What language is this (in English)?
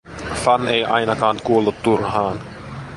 Finnish